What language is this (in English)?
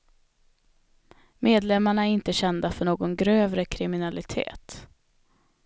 Swedish